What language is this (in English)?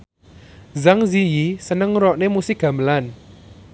Javanese